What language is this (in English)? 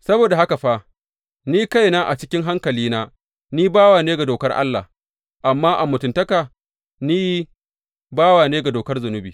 Hausa